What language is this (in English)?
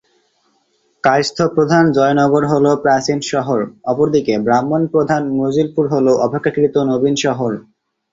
Bangla